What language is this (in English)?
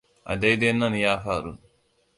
Hausa